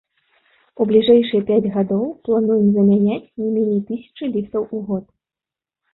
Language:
Belarusian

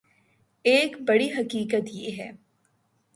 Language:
Urdu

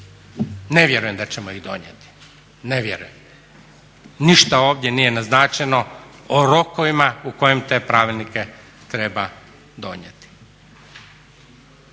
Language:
Croatian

